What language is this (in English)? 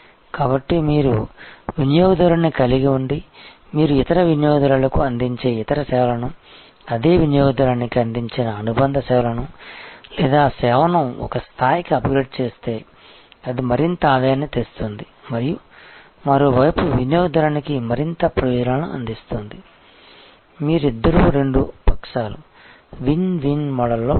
Telugu